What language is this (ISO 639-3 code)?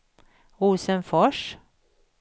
swe